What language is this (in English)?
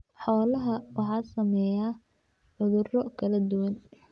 Somali